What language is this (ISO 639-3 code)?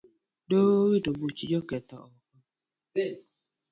luo